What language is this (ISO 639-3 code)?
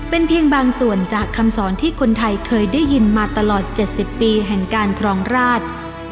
tha